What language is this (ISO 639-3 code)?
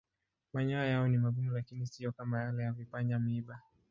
swa